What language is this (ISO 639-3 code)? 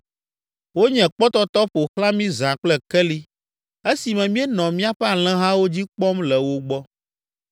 ewe